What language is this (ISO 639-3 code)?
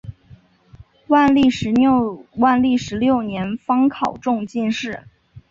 zho